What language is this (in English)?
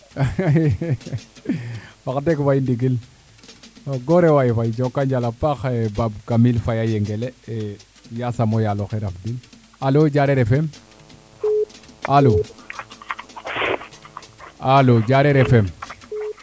Serer